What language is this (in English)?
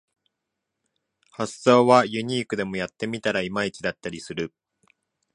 Japanese